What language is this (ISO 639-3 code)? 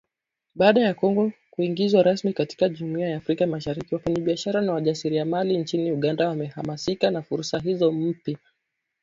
swa